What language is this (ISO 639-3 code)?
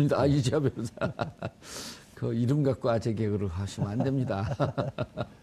kor